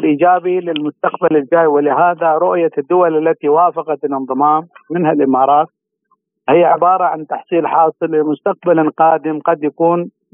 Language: Arabic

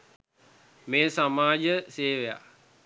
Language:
Sinhala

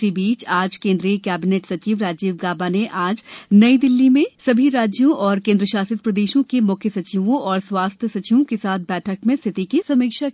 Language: Hindi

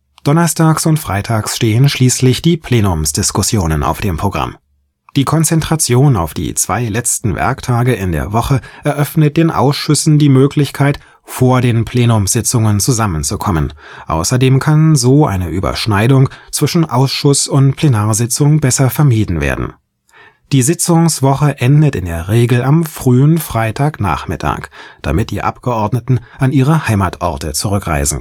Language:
German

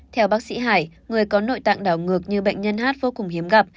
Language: Vietnamese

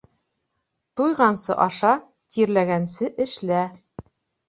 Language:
Bashkir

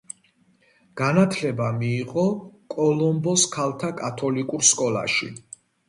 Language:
Georgian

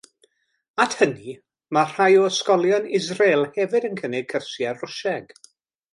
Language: Welsh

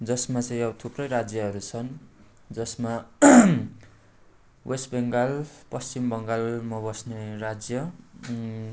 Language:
Nepali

